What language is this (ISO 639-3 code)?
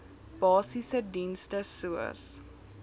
afr